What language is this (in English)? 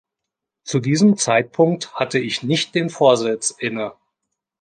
German